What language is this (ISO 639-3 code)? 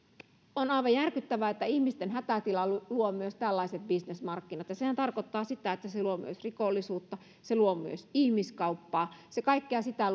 fin